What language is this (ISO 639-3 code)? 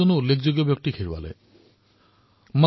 asm